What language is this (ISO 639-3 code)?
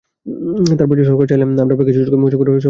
ben